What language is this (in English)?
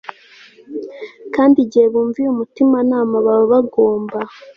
Kinyarwanda